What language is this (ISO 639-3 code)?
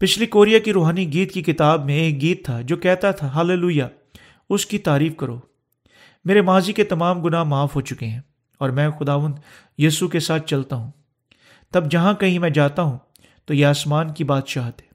urd